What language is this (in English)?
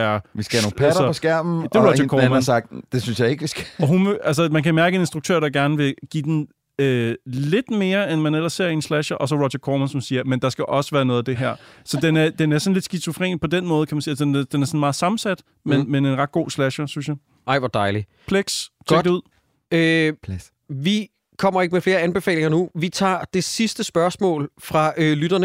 Danish